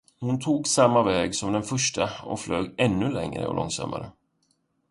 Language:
Swedish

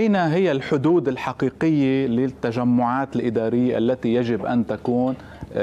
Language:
Arabic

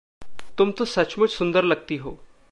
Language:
Hindi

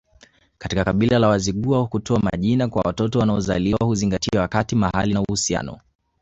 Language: Swahili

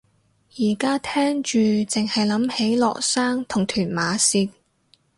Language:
Cantonese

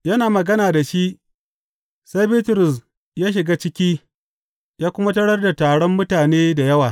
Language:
Hausa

